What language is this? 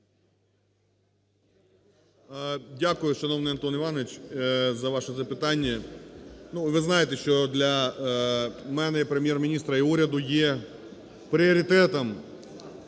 Ukrainian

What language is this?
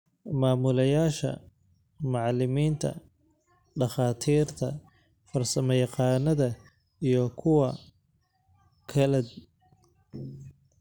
Somali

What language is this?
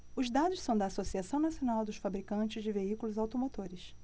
Portuguese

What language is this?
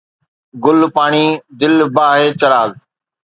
Sindhi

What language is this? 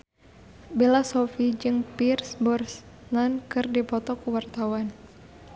Sundanese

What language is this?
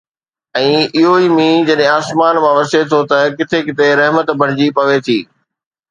Sindhi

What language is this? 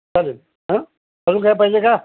Marathi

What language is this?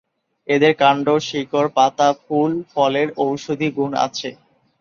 Bangla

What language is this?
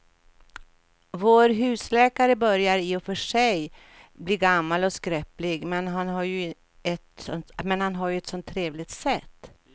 Swedish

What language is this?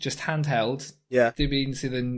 Welsh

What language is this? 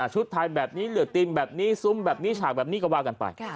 Thai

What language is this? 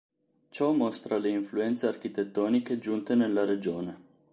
Italian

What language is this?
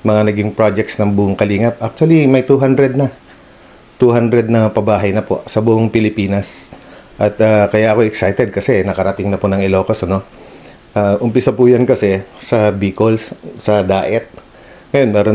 Filipino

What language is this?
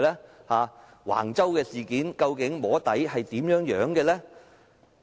Cantonese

